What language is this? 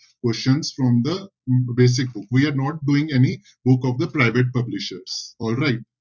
Punjabi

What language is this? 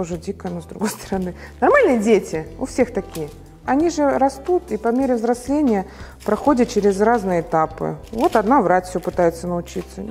Russian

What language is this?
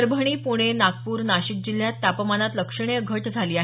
Marathi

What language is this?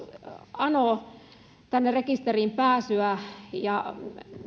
Finnish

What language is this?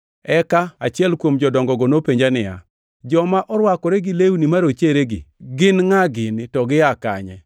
Luo (Kenya and Tanzania)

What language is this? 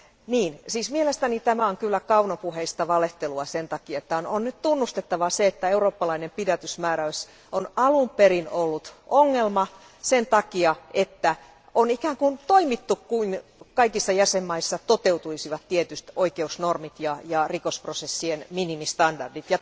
Finnish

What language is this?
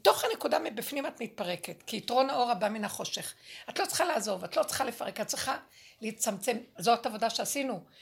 Hebrew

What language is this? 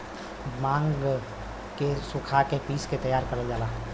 Bhojpuri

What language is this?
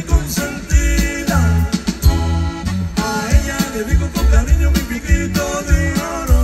Arabic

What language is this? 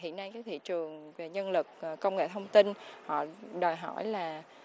Vietnamese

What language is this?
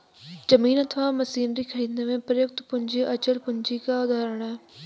Hindi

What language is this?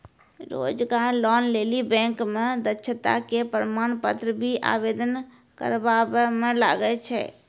Maithili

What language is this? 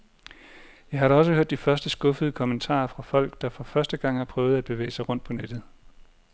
Danish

